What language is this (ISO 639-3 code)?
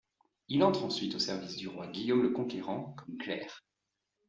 fra